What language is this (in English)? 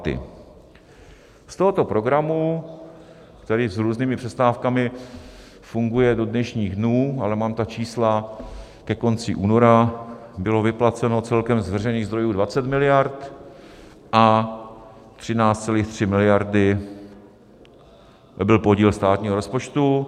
Czech